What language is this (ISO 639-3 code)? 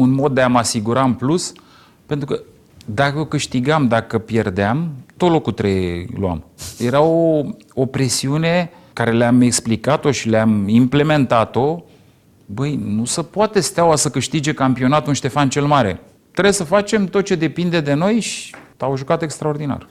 ron